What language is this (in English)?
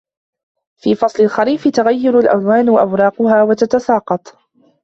Arabic